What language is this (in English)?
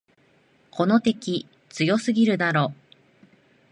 Japanese